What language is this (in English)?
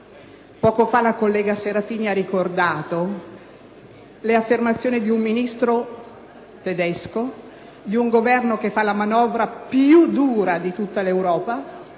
Italian